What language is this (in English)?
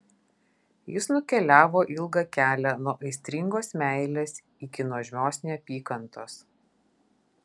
Lithuanian